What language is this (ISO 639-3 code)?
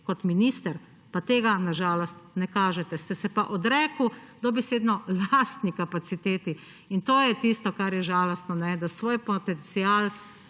slv